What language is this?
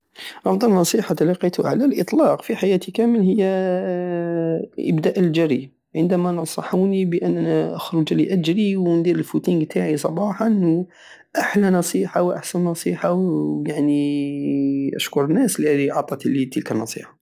Algerian Saharan Arabic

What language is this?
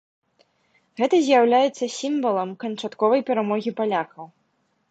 Belarusian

